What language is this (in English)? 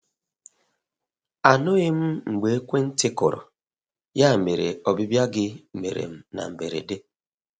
Igbo